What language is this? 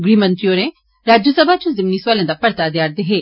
Dogri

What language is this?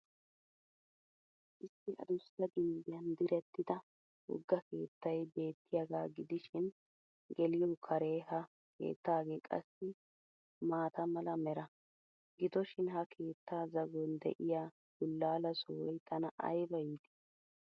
Wolaytta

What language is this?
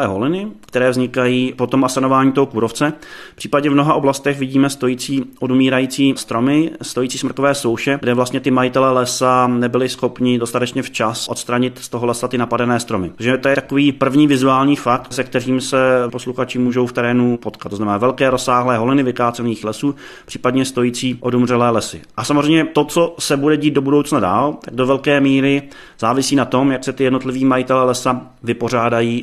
Czech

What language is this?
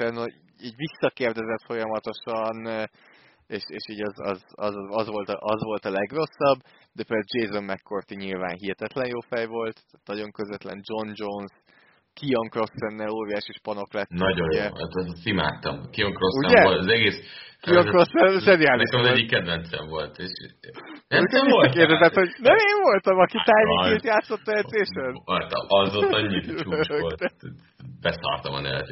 Hungarian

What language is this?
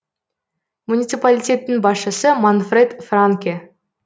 Kazakh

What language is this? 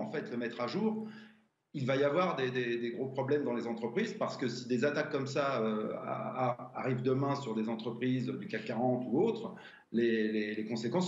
French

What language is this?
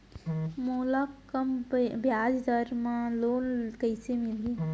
Chhattisgarhi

